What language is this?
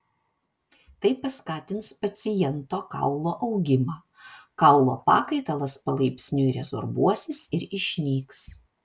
Lithuanian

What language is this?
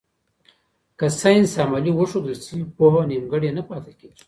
Pashto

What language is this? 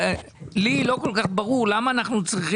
Hebrew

